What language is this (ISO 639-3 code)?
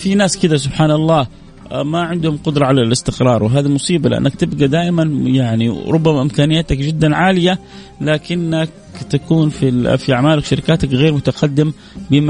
ara